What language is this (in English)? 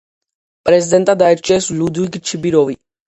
Georgian